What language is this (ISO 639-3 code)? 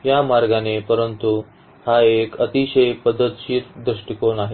mar